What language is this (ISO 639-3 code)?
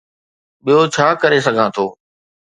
snd